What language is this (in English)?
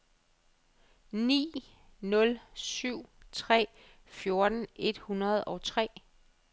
Danish